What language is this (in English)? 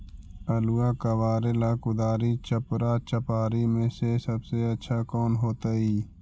Magahi